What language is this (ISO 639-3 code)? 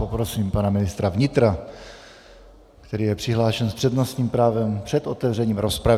ces